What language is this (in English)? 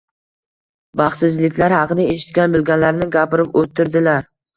Uzbek